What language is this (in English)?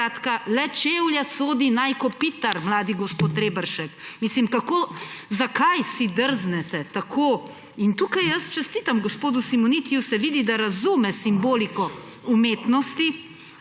Slovenian